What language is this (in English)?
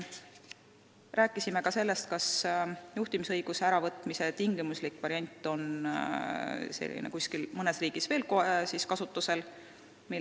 Estonian